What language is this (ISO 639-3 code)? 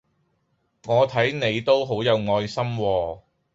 yue